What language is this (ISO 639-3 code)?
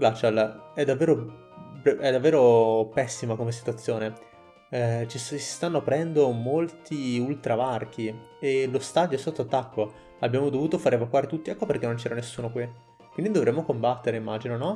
ita